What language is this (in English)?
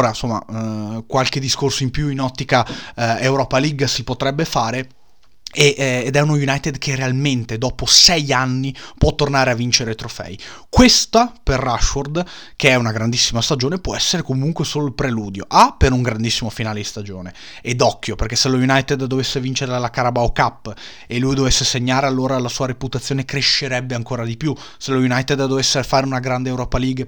Italian